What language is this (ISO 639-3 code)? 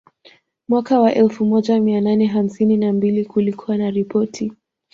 swa